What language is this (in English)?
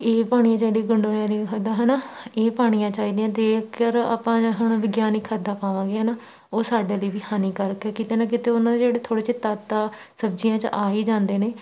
Punjabi